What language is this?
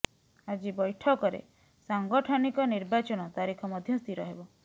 Odia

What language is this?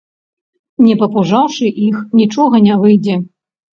Belarusian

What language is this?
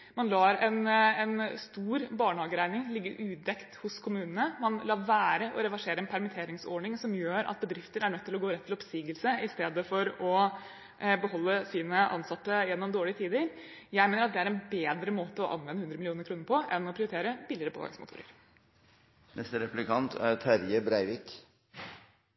Norwegian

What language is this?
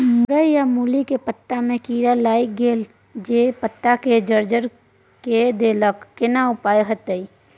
Maithili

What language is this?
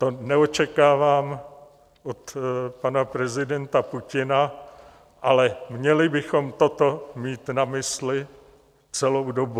Czech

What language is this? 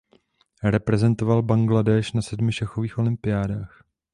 Czech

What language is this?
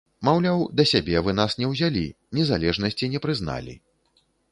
Belarusian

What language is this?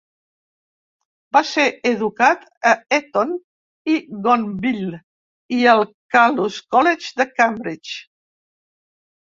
Catalan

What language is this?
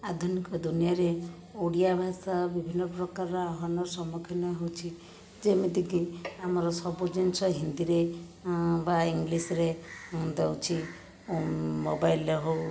Odia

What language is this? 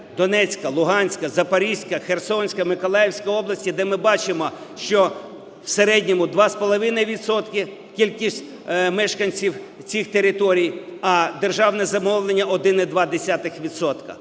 Ukrainian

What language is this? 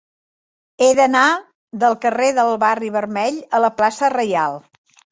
Catalan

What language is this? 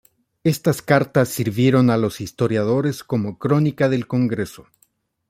Spanish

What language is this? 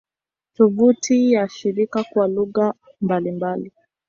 Swahili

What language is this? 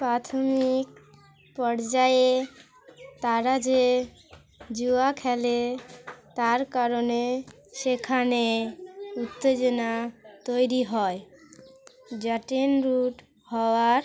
Bangla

